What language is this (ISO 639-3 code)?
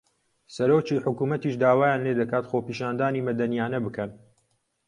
ckb